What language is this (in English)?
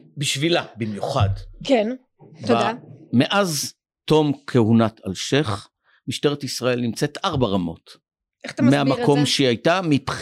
Hebrew